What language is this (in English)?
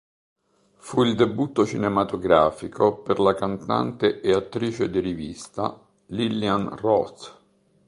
Italian